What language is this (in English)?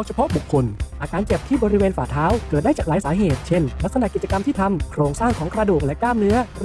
Thai